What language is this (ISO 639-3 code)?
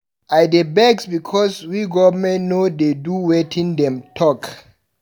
pcm